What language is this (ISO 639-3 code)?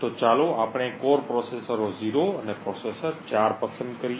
guj